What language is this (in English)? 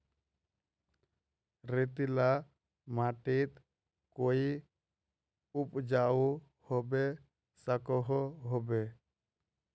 Magahi